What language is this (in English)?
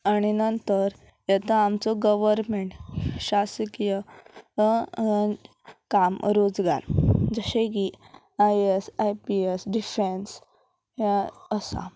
Konkani